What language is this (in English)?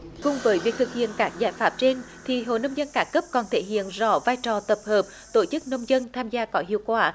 Vietnamese